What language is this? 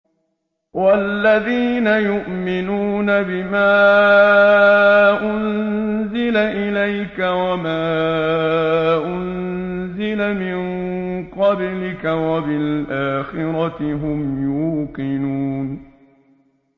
Arabic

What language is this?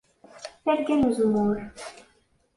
Kabyle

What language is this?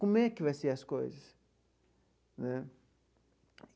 Portuguese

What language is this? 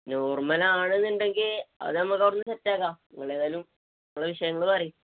Malayalam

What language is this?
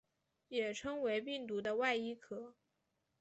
Chinese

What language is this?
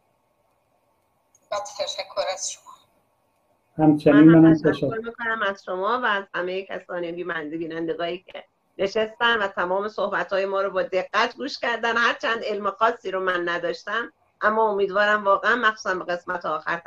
Persian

